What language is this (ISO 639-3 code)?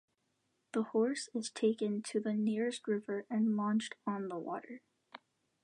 eng